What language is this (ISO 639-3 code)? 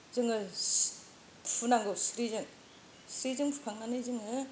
brx